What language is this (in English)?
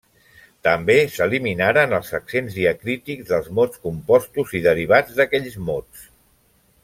Catalan